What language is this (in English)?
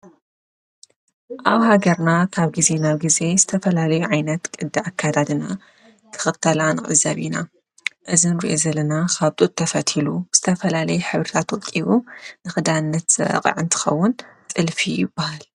Tigrinya